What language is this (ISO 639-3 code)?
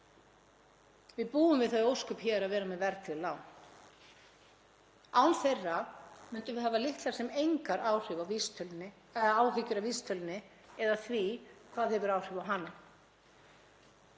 isl